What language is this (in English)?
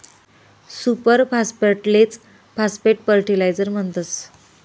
Marathi